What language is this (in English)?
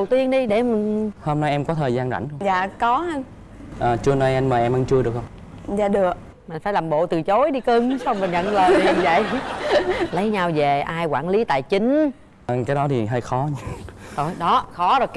Vietnamese